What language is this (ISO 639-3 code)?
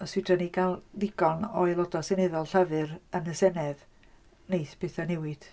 cym